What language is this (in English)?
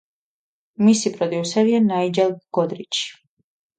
Georgian